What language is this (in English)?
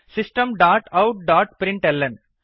Sanskrit